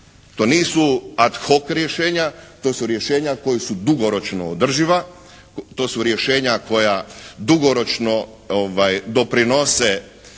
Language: Croatian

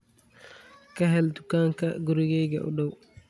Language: Somali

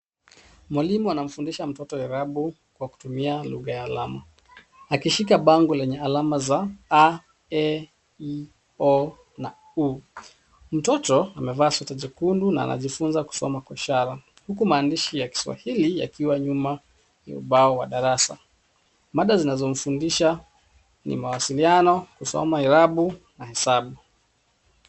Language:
Swahili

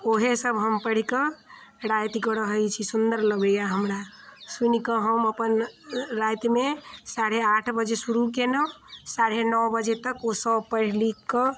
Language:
Maithili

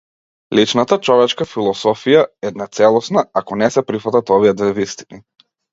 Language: Macedonian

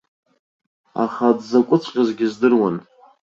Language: Abkhazian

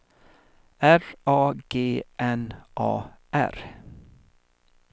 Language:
Swedish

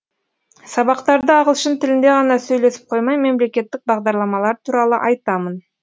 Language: Kazakh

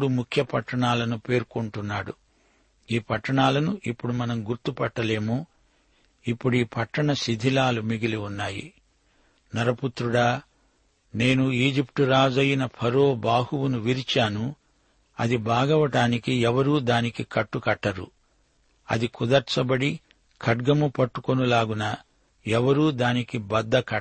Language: Telugu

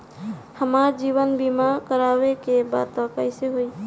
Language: Bhojpuri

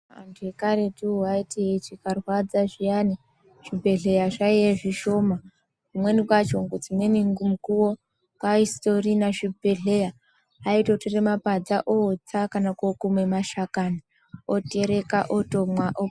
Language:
Ndau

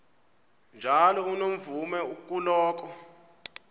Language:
Xhosa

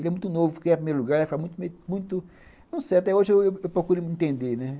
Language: Portuguese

